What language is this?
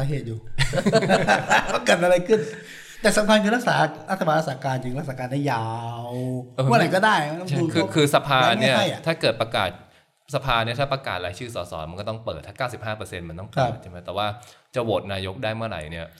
Thai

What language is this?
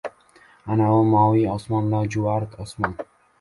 Uzbek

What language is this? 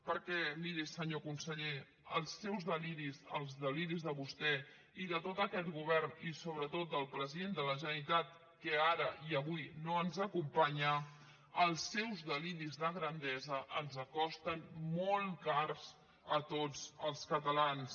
Catalan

